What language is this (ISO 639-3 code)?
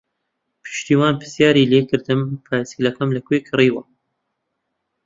ckb